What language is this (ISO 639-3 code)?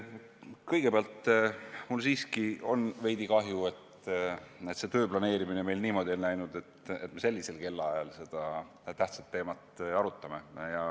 est